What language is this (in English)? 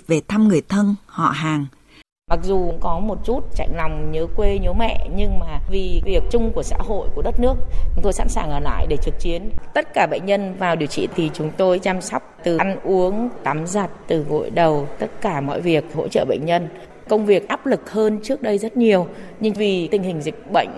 Vietnamese